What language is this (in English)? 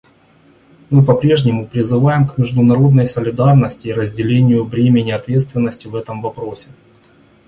Russian